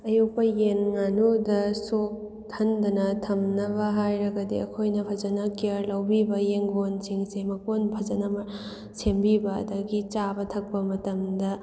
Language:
Manipuri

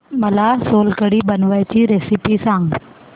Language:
Marathi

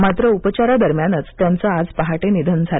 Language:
Marathi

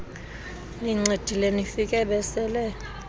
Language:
Xhosa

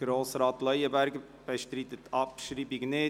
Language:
Swiss German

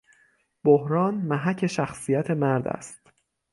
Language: Persian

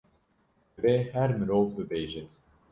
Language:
Kurdish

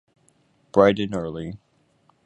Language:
English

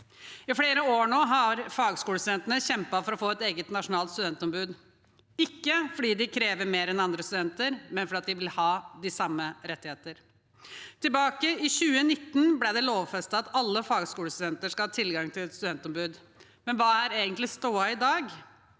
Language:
Norwegian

